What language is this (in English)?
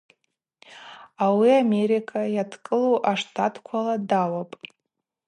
Abaza